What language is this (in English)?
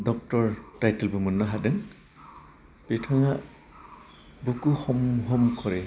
Bodo